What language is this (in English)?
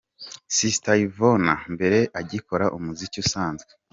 Kinyarwanda